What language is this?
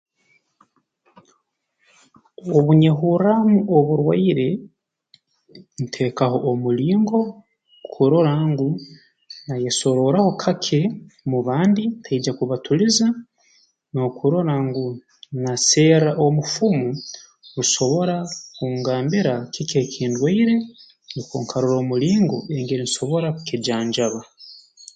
Tooro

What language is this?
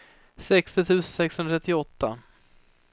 Swedish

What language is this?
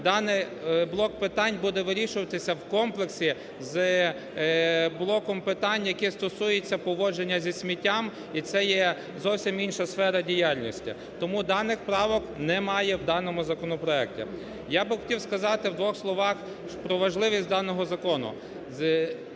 Ukrainian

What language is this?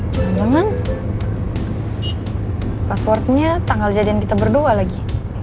Indonesian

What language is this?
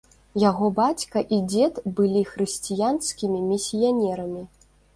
Belarusian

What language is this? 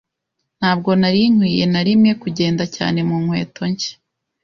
Kinyarwanda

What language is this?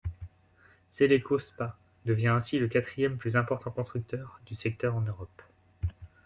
French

